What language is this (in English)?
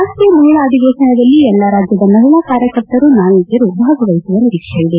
Kannada